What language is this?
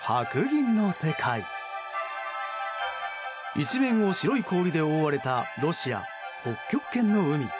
Japanese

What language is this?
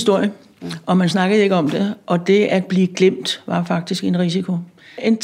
Danish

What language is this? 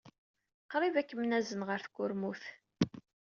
Kabyle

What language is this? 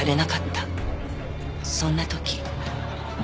Japanese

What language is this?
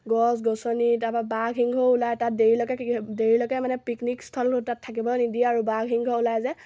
Assamese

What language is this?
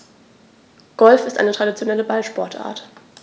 German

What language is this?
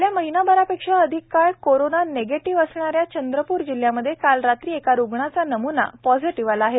Marathi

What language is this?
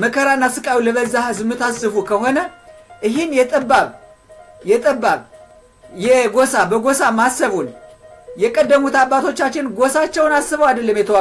Arabic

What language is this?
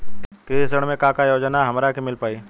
Bhojpuri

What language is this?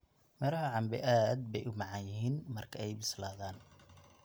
Somali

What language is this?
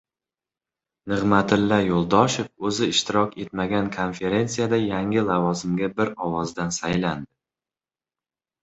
Uzbek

